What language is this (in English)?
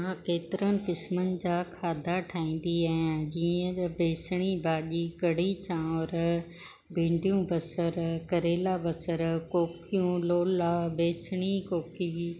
Sindhi